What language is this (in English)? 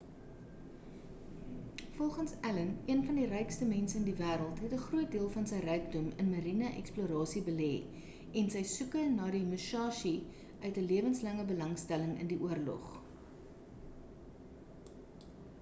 Afrikaans